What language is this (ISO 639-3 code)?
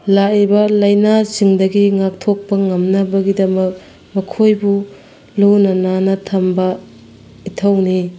mni